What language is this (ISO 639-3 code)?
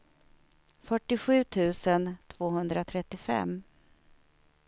swe